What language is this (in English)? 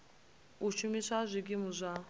Venda